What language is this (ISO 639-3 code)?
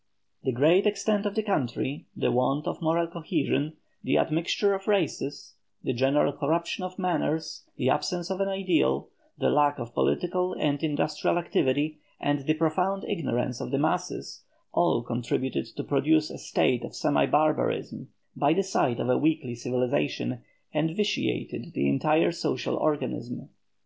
eng